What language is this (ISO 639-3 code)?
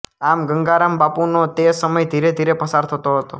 guj